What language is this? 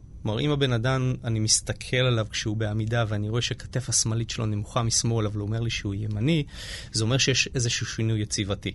Hebrew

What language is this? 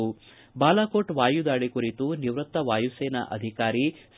Kannada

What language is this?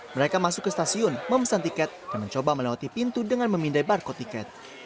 Indonesian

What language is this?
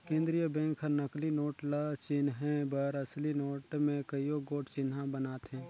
Chhattisgarhi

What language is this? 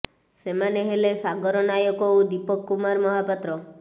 Odia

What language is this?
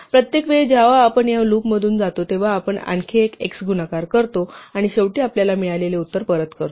Marathi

